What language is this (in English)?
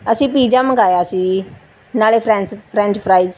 Punjabi